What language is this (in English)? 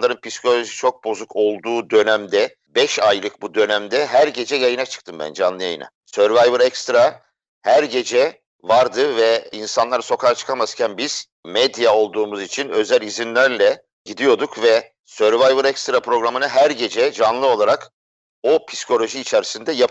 Turkish